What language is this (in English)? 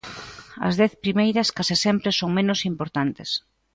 Galician